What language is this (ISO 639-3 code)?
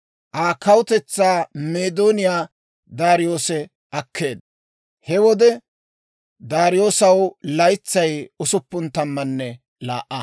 dwr